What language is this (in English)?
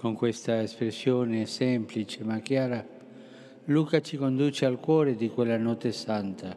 Italian